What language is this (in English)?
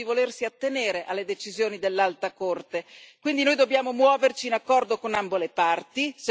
Italian